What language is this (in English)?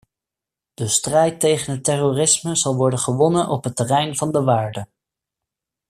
Dutch